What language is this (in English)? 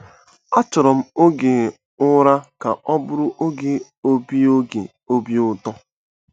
Igbo